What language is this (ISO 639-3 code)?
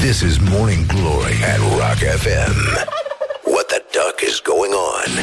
ron